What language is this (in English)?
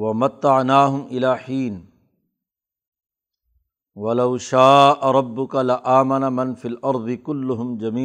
Urdu